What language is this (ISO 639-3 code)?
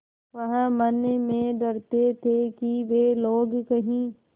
hin